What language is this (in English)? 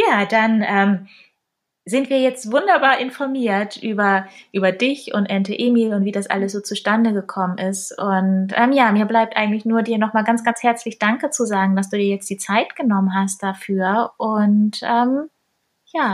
German